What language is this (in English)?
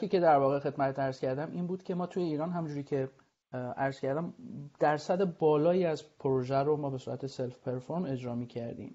Persian